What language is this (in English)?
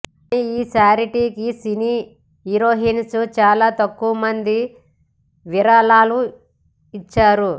Telugu